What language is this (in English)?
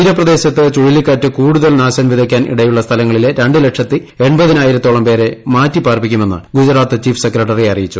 Malayalam